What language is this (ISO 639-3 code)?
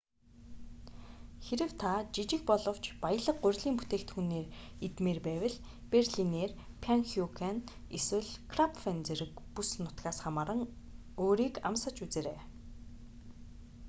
mon